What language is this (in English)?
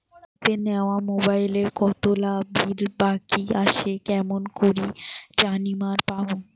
Bangla